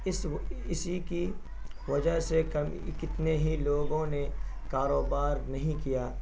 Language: Urdu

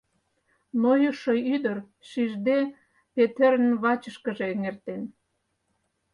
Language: Mari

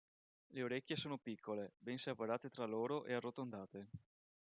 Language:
Italian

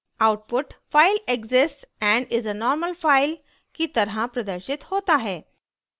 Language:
Hindi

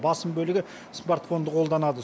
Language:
Kazakh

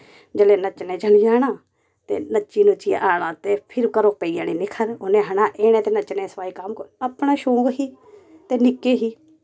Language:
Dogri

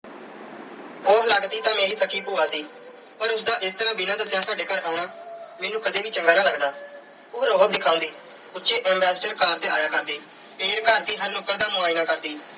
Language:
Punjabi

